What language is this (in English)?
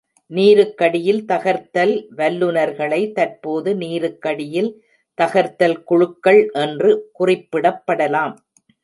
Tamil